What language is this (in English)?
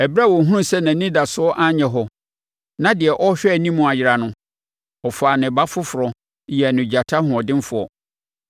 Akan